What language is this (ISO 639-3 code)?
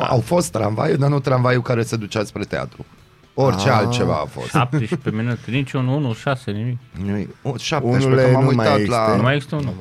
ron